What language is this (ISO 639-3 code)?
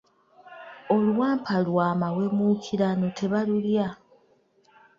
lug